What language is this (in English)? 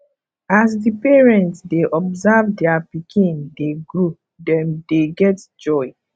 Nigerian Pidgin